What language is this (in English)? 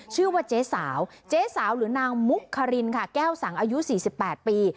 Thai